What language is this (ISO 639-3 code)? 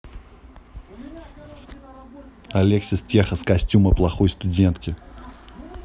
rus